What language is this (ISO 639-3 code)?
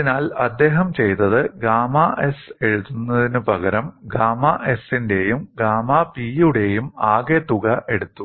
mal